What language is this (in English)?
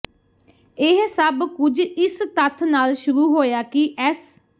Punjabi